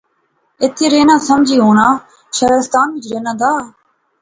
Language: Pahari-Potwari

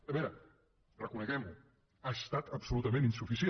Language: Catalan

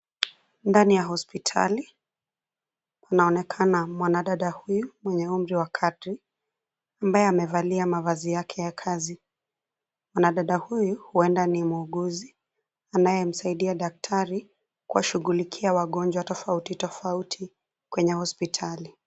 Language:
Swahili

